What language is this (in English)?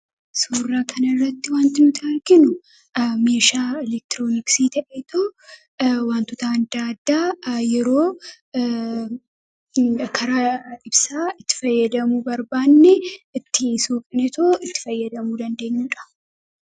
Oromo